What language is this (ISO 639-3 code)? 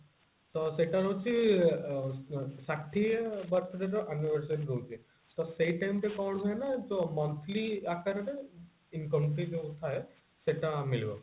ori